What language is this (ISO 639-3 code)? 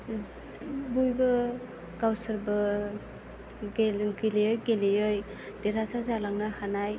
brx